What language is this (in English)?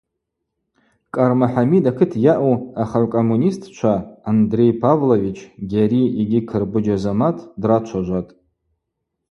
Abaza